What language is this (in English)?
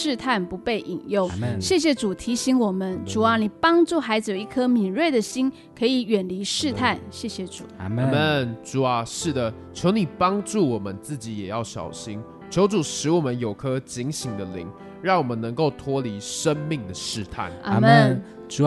Chinese